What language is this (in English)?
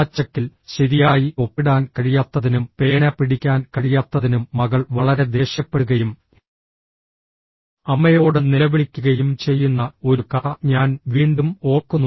Malayalam